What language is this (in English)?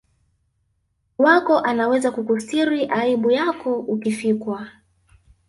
Swahili